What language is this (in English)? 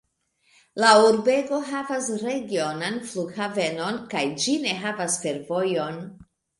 Esperanto